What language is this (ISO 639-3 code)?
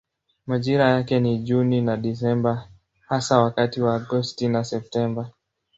swa